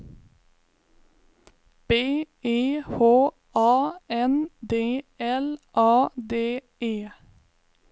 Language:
Swedish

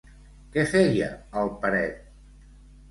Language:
Catalan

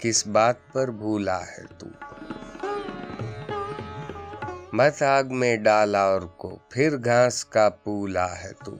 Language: Urdu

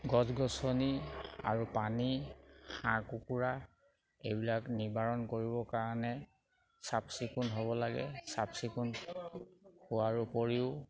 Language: Assamese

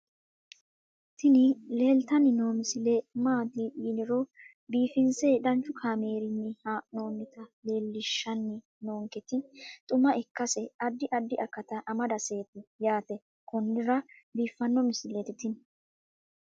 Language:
Sidamo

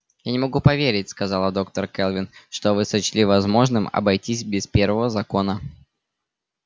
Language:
Russian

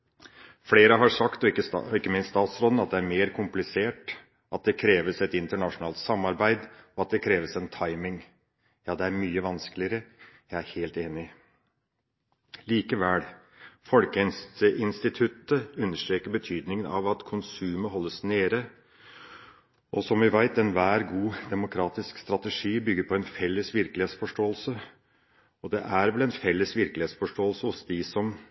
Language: Norwegian Bokmål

